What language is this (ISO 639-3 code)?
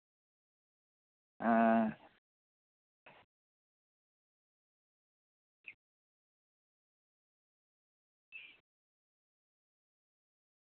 sat